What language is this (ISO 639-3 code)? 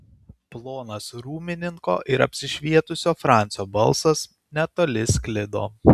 lit